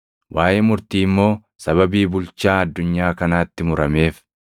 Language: Oromo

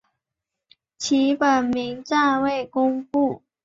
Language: Chinese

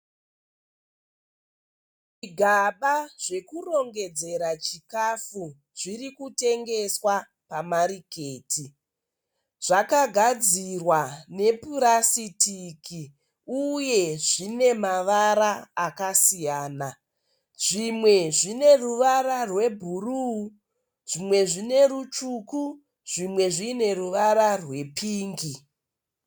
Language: Shona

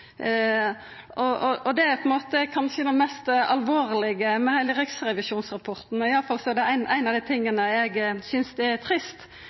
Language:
Norwegian Nynorsk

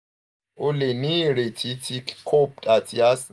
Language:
Yoruba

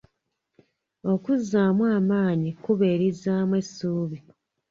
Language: Ganda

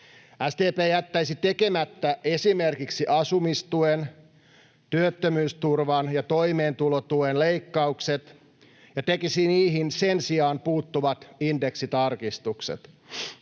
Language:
Finnish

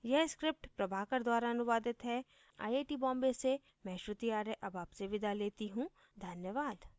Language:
Hindi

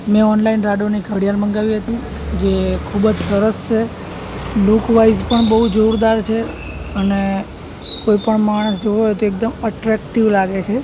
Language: Gujarati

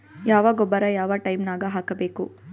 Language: Kannada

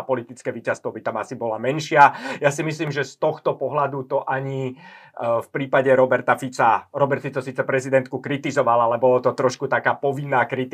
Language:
Slovak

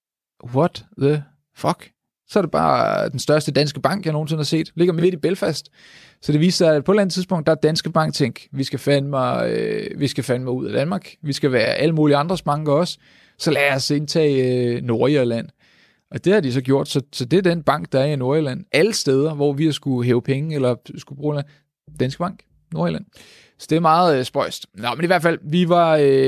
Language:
Danish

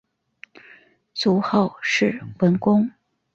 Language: Chinese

